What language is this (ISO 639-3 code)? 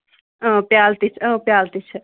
kas